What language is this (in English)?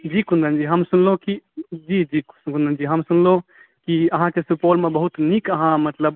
Maithili